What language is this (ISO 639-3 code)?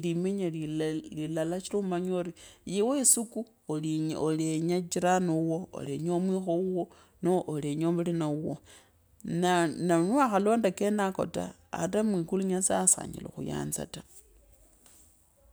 lkb